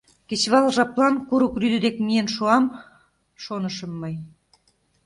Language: Mari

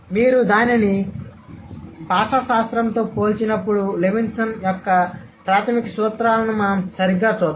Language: Telugu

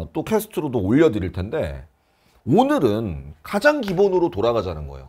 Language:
Korean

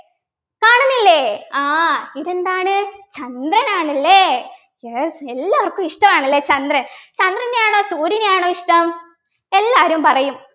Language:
Malayalam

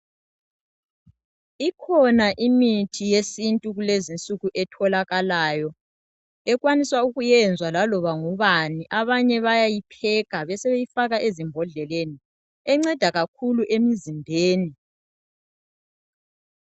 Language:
North Ndebele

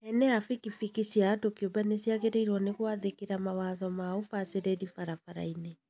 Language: Kikuyu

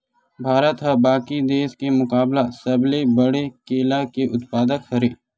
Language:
Chhattisgarhi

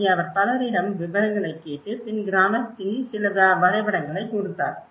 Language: Tamil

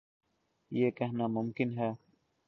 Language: Urdu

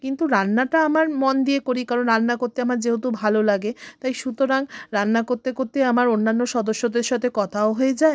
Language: Bangla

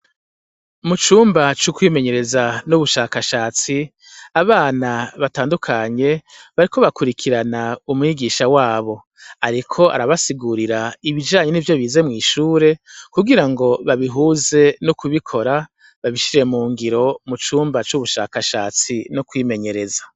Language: Rundi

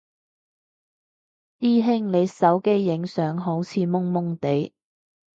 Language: Cantonese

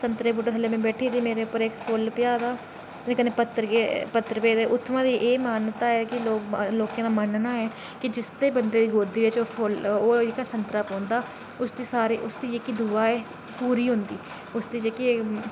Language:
Dogri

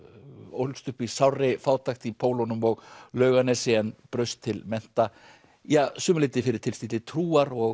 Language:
Icelandic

